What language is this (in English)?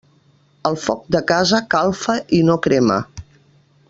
Catalan